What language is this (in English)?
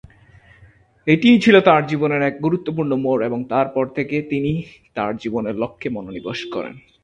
Bangla